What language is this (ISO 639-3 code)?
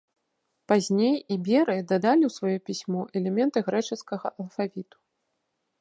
bel